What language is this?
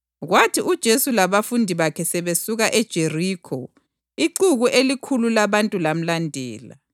North Ndebele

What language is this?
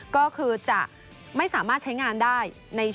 Thai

